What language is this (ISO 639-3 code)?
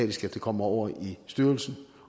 dan